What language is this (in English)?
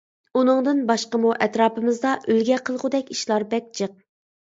Uyghur